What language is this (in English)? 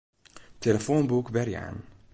Western Frisian